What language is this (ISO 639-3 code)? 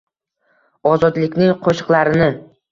uzb